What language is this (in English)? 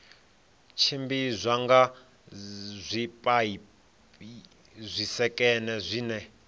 Venda